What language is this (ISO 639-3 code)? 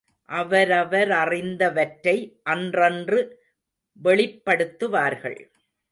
tam